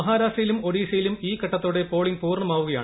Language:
Malayalam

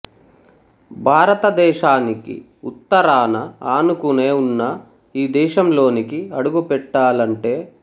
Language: Telugu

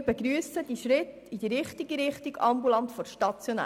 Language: Swiss German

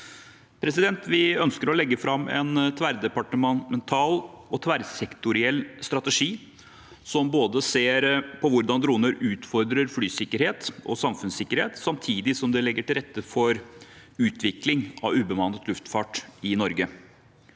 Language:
Norwegian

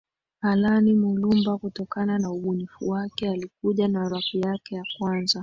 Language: Swahili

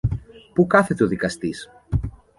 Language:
Greek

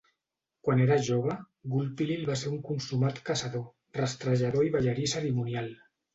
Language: Catalan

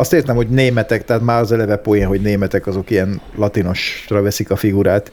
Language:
Hungarian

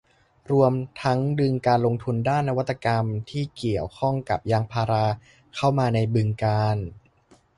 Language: Thai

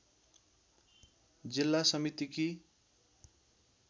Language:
Nepali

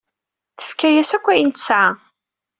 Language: Kabyle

